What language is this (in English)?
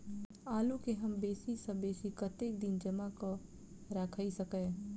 Maithili